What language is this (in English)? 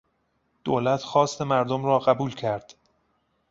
Persian